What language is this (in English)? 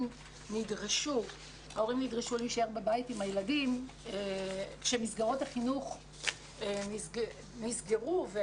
Hebrew